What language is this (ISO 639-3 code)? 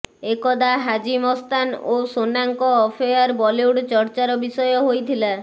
ori